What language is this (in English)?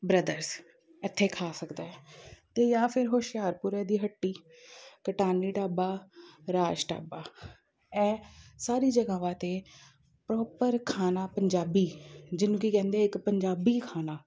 Punjabi